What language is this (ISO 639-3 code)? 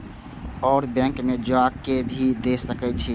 mai